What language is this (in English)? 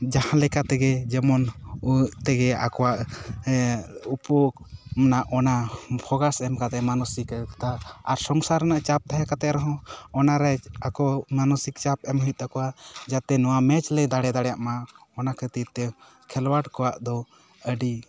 Santali